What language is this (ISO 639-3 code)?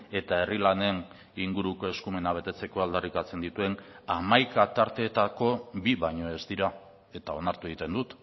eus